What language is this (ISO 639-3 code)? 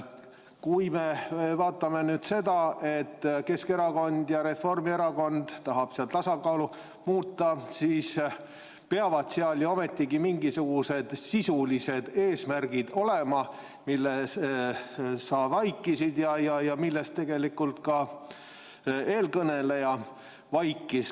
est